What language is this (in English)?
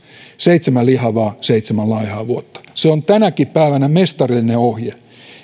Finnish